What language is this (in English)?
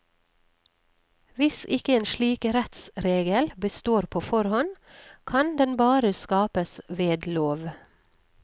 Norwegian